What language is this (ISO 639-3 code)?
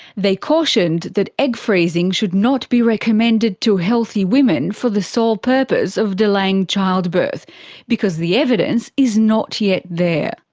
eng